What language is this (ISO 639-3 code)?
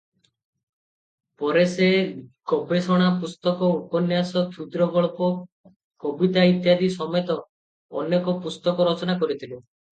ori